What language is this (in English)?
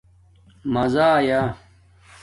Domaaki